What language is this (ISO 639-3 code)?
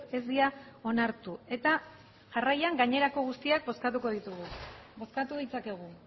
eus